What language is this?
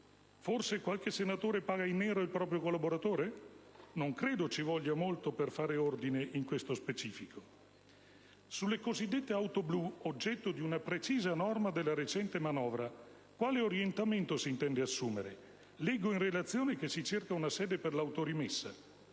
Italian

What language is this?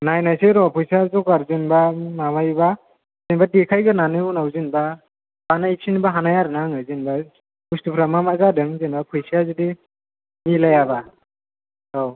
Bodo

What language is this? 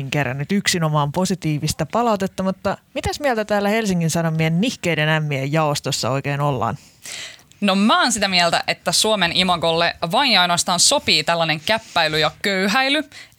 Finnish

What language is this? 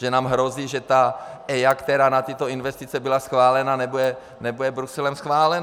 Czech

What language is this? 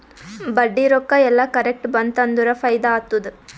Kannada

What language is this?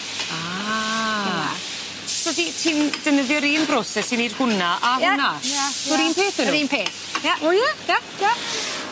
Welsh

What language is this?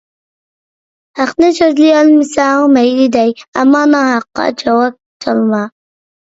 Uyghur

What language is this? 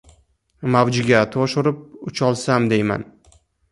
Uzbek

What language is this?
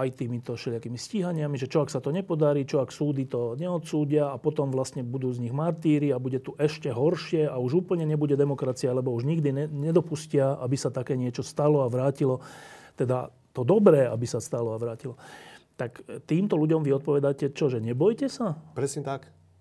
Slovak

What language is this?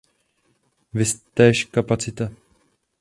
Czech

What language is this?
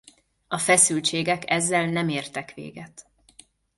Hungarian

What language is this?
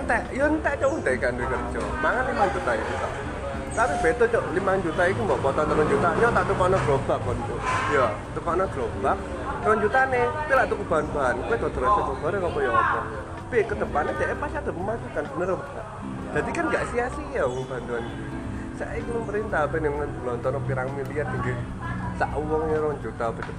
Indonesian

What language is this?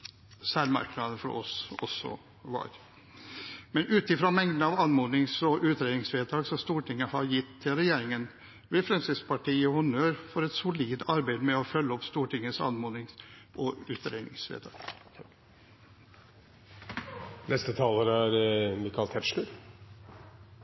Norwegian Bokmål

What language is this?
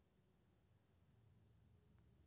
Maithili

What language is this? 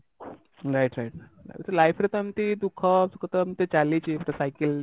Odia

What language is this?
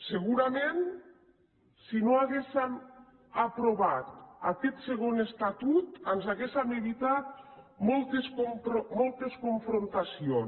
Catalan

